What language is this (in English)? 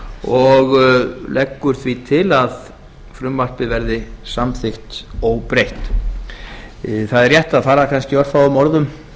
Icelandic